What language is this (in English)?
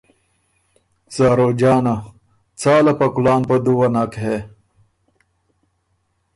Ormuri